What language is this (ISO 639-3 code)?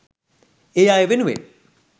sin